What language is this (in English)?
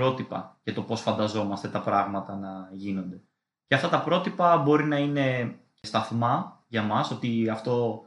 Greek